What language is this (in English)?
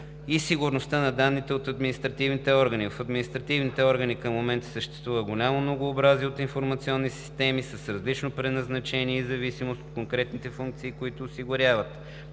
Bulgarian